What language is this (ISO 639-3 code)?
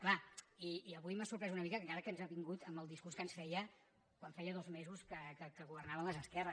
cat